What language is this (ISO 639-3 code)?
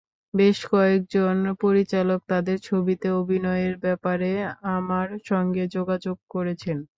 ben